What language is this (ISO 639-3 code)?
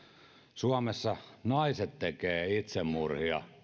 fin